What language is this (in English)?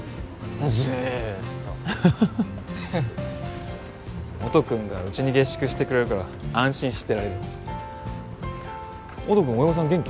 Japanese